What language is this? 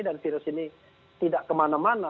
Indonesian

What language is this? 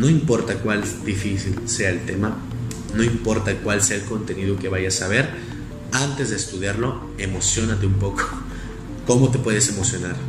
Spanish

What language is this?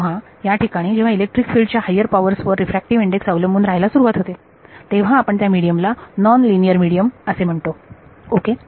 Marathi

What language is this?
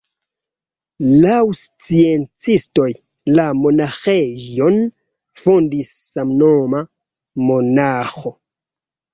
Esperanto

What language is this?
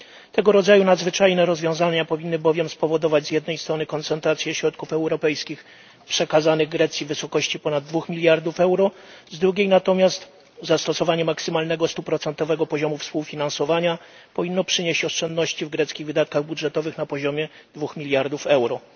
Polish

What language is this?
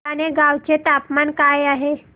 Marathi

